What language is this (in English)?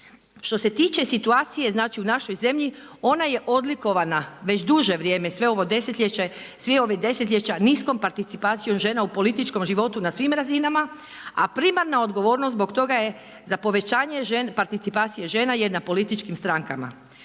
Croatian